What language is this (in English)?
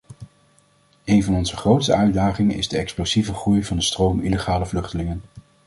Dutch